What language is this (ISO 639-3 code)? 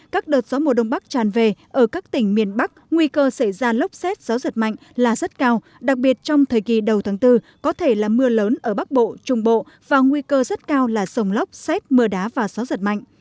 vie